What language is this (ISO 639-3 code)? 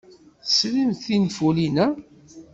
kab